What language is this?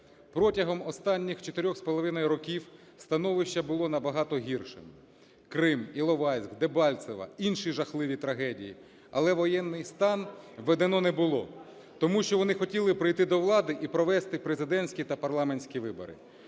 Ukrainian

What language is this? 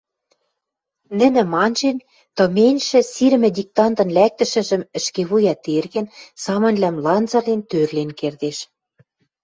Western Mari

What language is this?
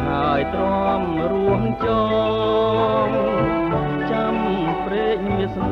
Thai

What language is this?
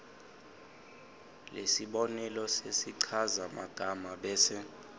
Swati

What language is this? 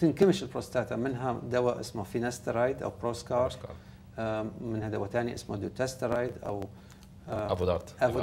Arabic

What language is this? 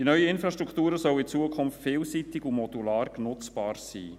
Swiss German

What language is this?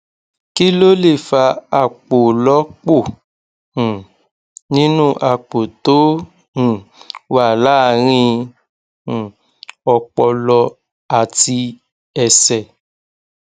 Yoruba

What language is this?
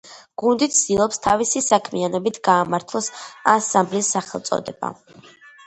Georgian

